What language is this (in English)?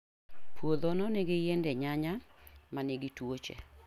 Luo (Kenya and Tanzania)